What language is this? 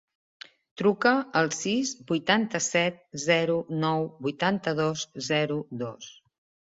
Catalan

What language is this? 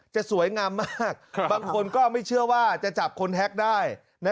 Thai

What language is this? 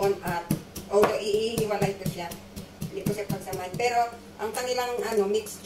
Filipino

